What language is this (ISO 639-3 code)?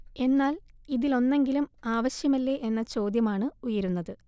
mal